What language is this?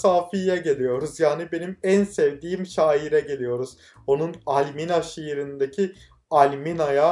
Turkish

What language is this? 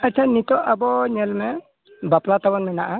Santali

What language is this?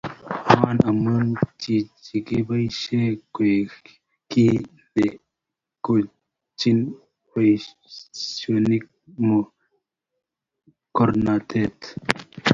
Kalenjin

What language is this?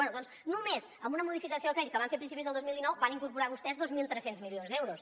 Catalan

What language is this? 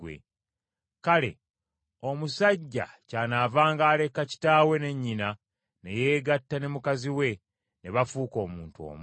Ganda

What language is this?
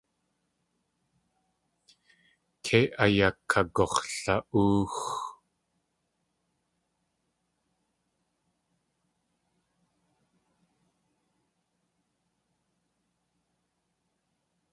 Tlingit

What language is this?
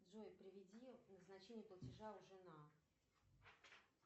Russian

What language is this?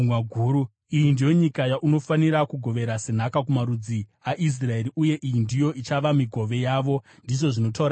Shona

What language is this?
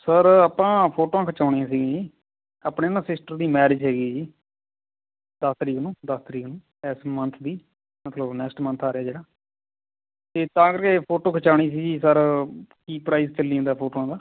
Punjabi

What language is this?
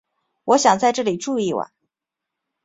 Chinese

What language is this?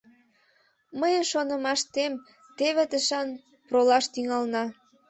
Mari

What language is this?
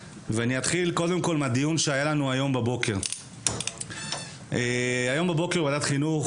Hebrew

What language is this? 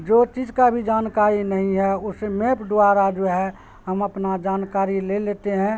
Urdu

